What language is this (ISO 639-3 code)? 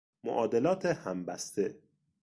fas